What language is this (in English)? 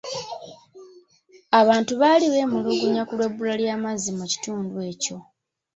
Ganda